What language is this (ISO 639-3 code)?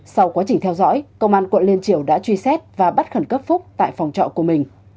vie